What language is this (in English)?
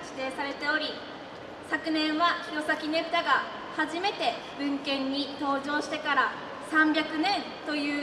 Japanese